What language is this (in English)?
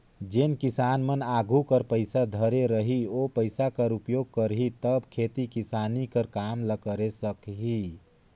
Chhattisgarhi